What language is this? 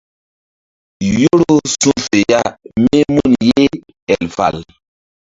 Mbum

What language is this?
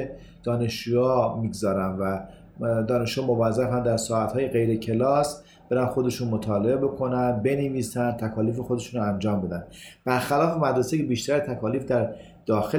Persian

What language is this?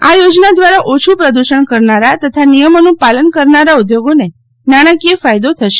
Gujarati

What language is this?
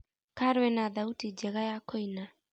Kikuyu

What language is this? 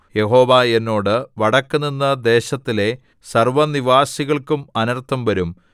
Malayalam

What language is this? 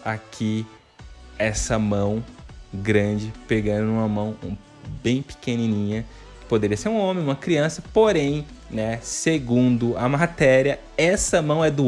Portuguese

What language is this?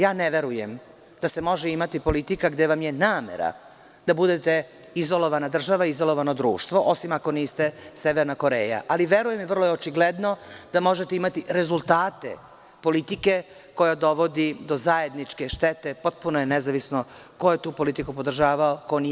Serbian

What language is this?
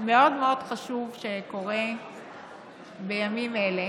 Hebrew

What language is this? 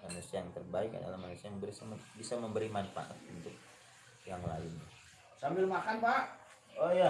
Indonesian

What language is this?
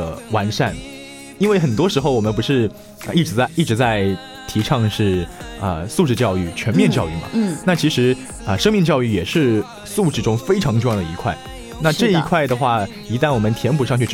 Chinese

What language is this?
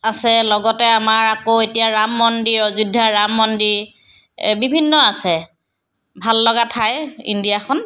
Assamese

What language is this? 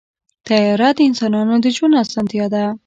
Pashto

